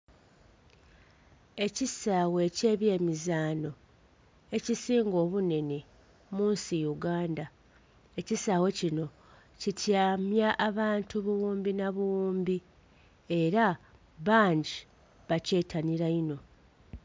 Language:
Soga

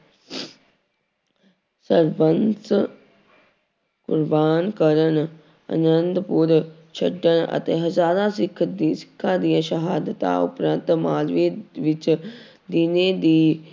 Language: Punjabi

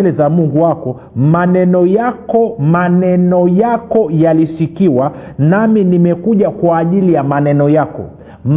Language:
Swahili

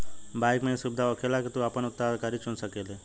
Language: Bhojpuri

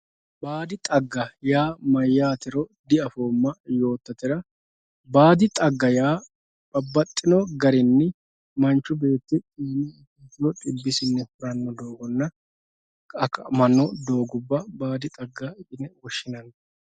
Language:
Sidamo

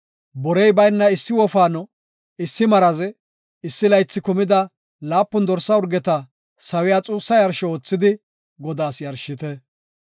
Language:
Gofa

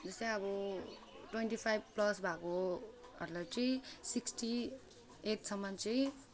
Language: Nepali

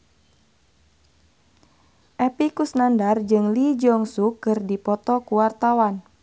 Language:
Sundanese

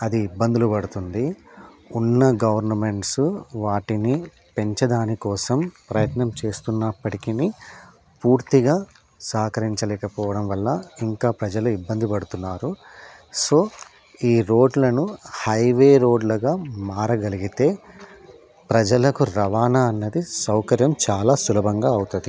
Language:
Telugu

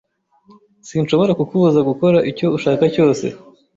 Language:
Kinyarwanda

